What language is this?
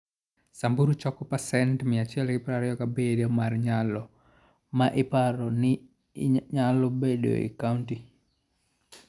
Luo (Kenya and Tanzania)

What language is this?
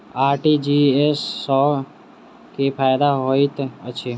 Maithili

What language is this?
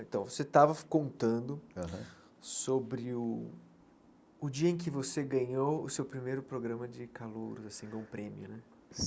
Portuguese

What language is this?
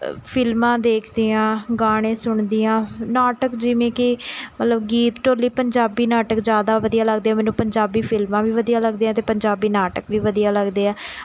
Punjabi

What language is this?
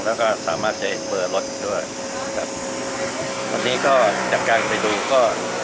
Thai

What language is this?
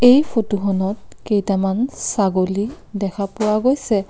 Assamese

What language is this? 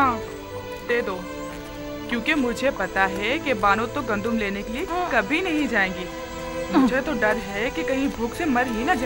Hindi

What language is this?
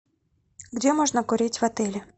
Russian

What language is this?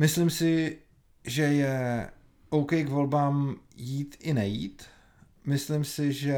Czech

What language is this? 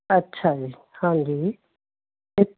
Punjabi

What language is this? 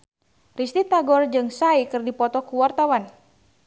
Sundanese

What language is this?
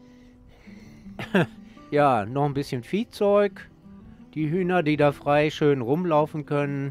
German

